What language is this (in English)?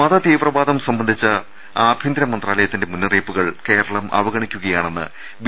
Malayalam